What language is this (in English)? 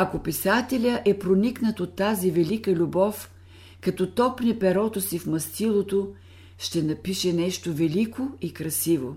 Bulgarian